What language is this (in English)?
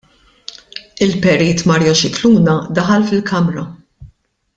Maltese